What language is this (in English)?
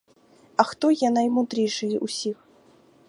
Ukrainian